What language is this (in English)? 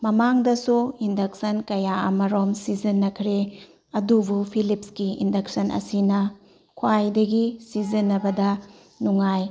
Manipuri